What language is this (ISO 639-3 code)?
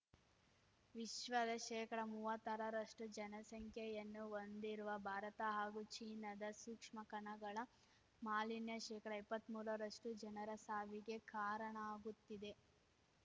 kan